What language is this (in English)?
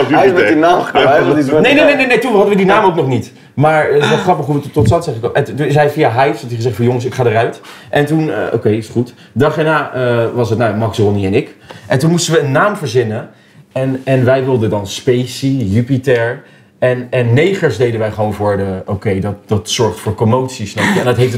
Dutch